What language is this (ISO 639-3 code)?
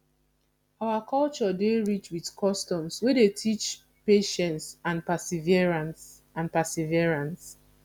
pcm